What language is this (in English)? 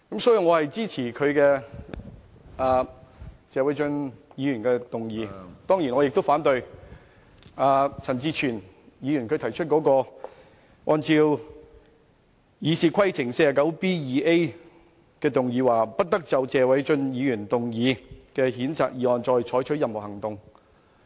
Cantonese